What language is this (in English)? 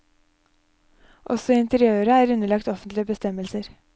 Norwegian